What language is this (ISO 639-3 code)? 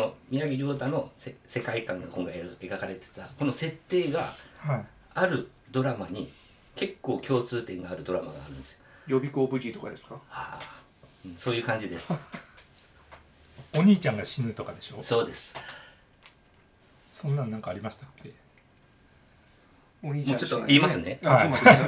jpn